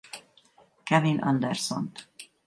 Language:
Hungarian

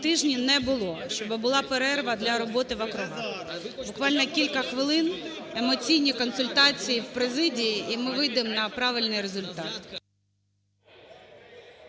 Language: Ukrainian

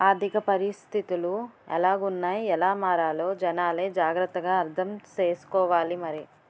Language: Telugu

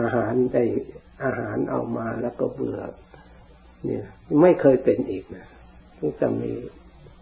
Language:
Thai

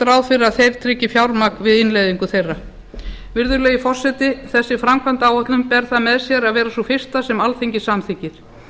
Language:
Icelandic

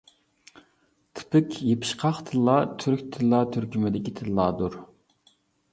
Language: Uyghur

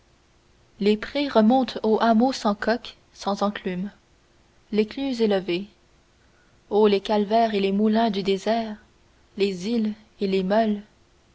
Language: French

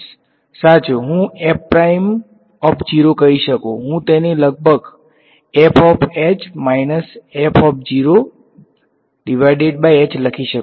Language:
Gujarati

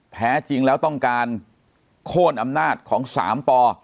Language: Thai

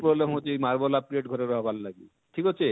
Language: Odia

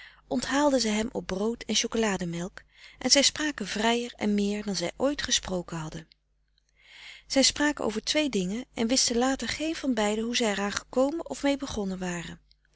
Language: Dutch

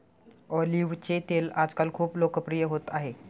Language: Marathi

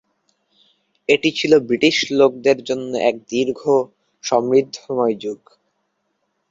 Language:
Bangla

